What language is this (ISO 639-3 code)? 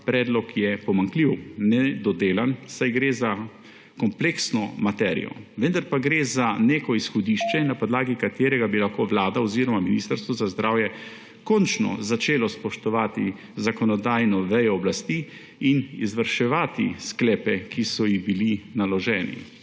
slv